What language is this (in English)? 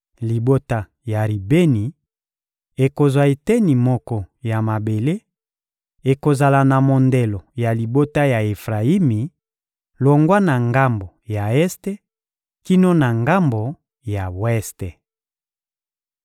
Lingala